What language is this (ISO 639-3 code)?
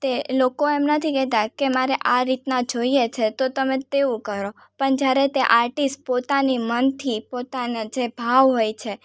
guj